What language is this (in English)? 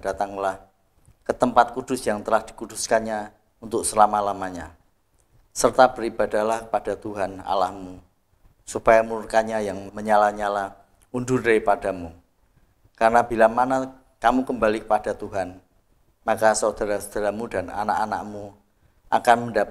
Indonesian